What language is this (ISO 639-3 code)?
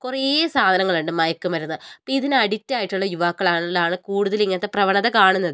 mal